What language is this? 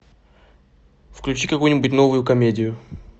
Russian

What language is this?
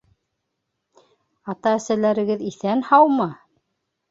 Bashkir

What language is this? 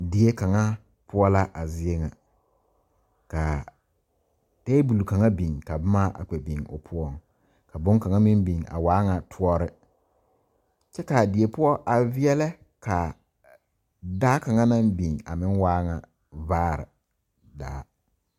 Southern Dagaare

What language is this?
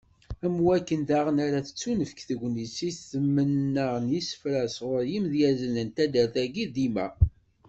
Kabyle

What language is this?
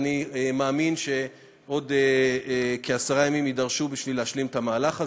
Hebrew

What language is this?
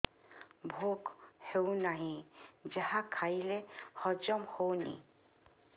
Odia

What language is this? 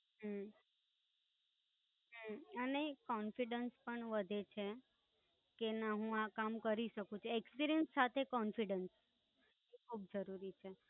Gujarati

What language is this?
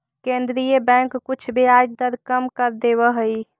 Magahi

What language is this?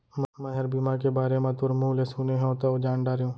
Chhattisgarhi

